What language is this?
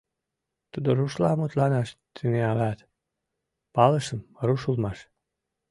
Mari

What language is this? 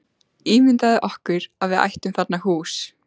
Icelandic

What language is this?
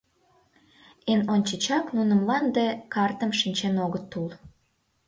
Mari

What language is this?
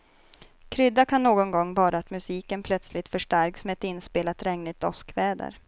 Swedish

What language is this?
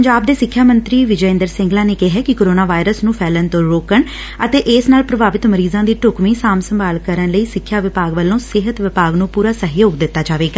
Punjabi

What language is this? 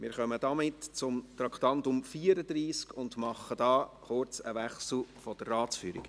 Swiss German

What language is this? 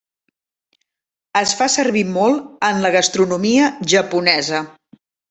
Catalan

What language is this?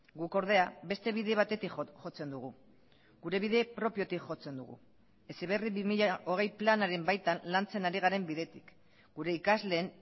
Basque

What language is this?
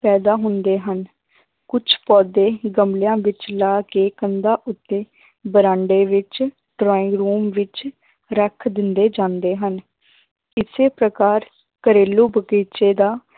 Punjabi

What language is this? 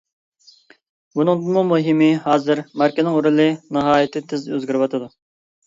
Uyghur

